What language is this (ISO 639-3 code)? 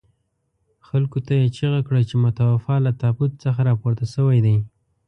pus